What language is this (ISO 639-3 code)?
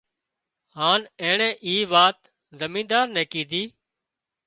kxp